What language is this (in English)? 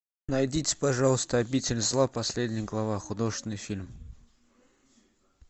Russian